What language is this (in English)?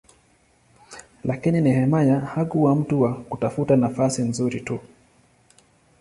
Swahili